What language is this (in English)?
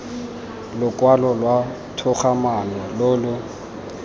Tswana